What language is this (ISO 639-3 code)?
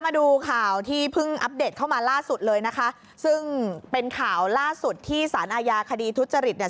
tha